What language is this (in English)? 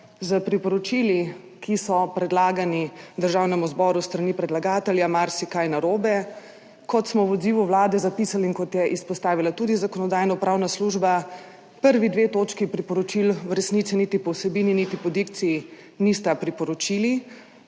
Slovenian